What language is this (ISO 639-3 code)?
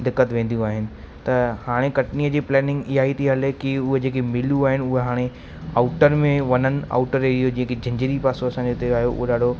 snd